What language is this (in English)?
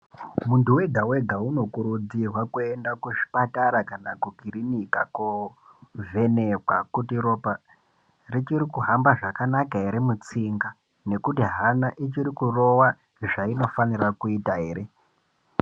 Ndau